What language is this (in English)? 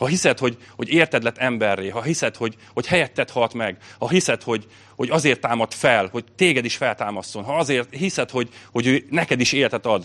Hungarian